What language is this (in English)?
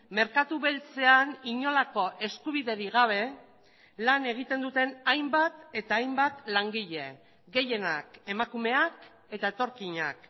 Basque